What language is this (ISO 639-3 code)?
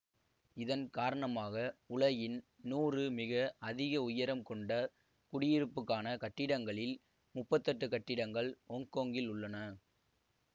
tam